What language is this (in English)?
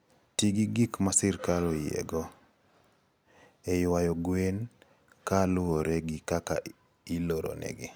Luo (Kenya and Tanzania)